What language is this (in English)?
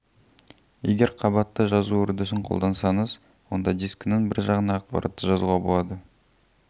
Kazakh